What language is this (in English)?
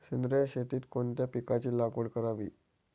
Marathi